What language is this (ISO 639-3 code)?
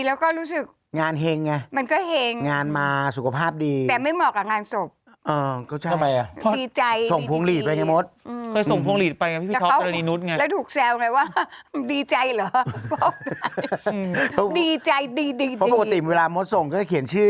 tha